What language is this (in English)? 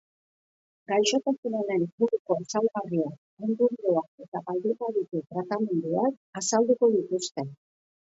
Basque